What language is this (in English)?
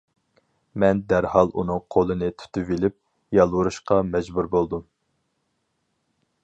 Uyghur